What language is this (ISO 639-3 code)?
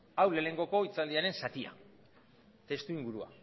eus